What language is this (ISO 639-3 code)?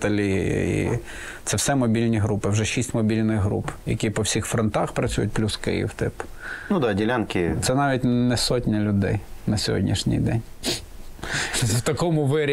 ukr